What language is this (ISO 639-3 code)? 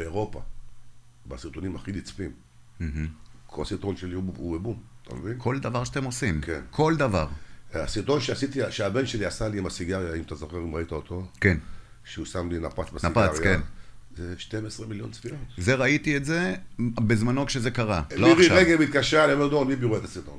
heb